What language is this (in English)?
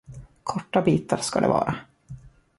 Swedish